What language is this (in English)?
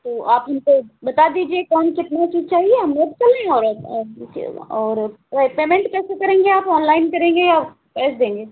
Hindi